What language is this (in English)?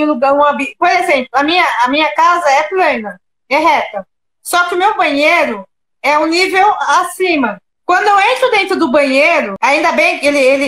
Portuguese